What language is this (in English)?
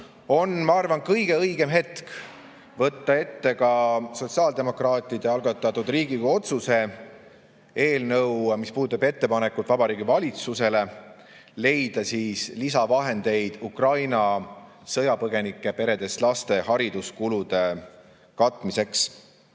Estonian